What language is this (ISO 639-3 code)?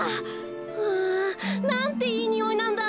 jpn